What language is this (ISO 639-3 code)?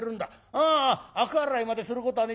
jpn